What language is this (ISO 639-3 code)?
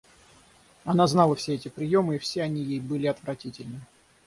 rus